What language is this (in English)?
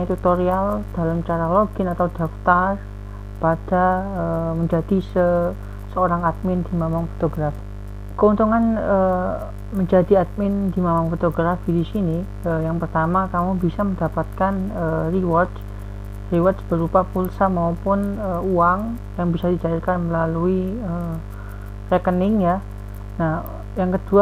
Indonesian